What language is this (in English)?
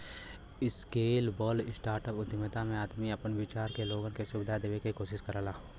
Bhojpuri